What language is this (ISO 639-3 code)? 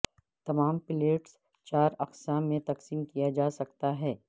urd